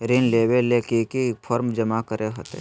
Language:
Magahi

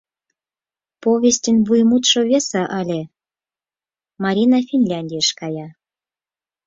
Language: Mari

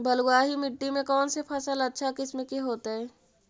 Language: Magahi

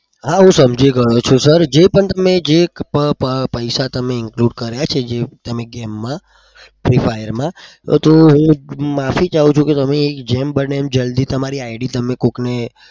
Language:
Gujarati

